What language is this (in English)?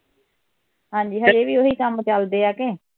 Punjabi